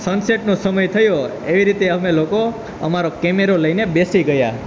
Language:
Gujarati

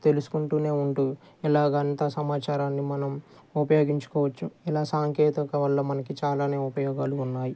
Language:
Telugu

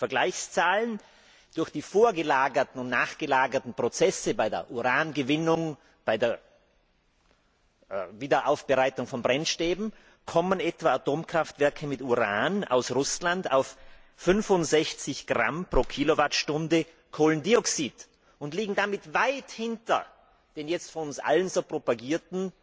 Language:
German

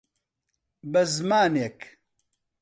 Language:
Central Kurdish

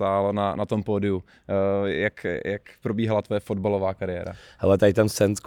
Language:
Czech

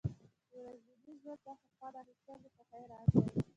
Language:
Pashto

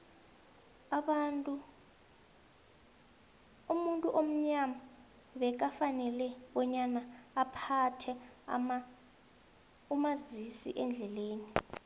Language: South Ndebele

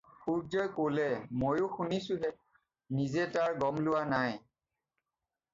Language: Assamese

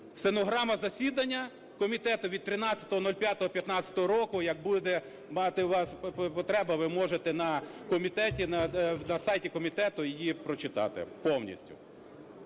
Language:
Ukrainian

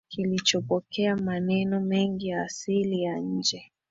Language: Swahili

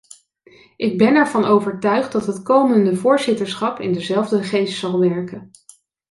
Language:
Dutch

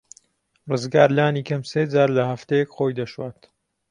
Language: Central Kurdish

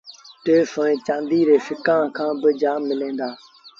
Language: Sindhi Bhil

